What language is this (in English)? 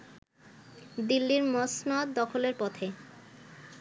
Bangla